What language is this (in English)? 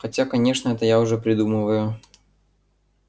Russian